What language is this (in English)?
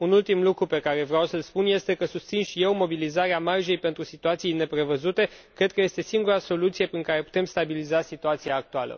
Romanian